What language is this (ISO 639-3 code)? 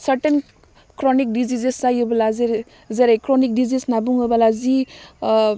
brx